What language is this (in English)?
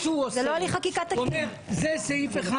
Hebrew